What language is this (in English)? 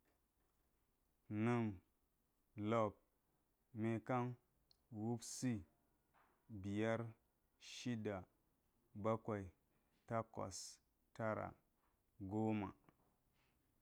Geji